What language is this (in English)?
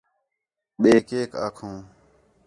Khetrani